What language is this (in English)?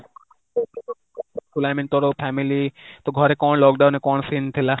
Odia